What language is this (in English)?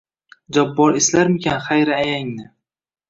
Uzbek